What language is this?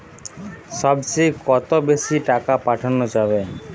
Bangla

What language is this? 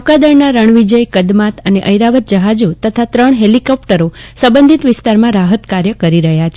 Gujarati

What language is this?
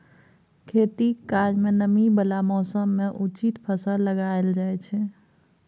Maithili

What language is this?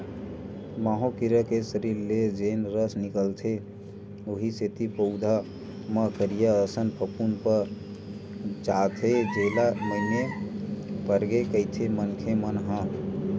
Chhattisgarhi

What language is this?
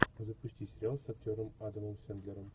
Russian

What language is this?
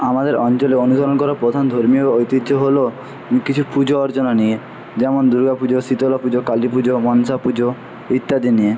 Bangla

